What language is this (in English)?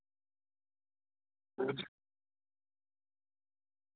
Dogri